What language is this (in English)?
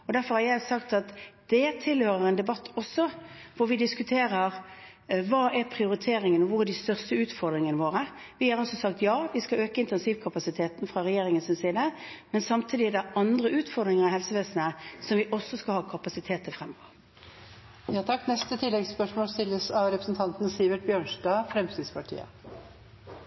Norwegian